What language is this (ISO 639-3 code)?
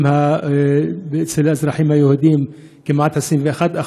heb